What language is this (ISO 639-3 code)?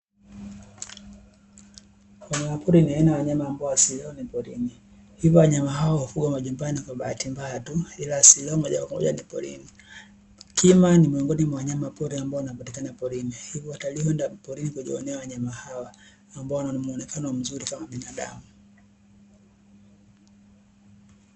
swa